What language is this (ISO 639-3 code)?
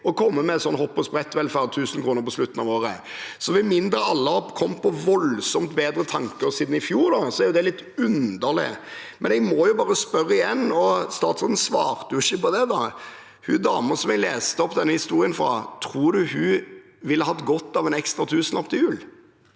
nor